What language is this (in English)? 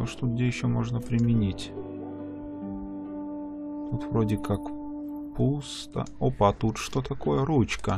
Russian